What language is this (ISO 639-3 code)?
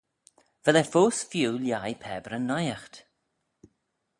glv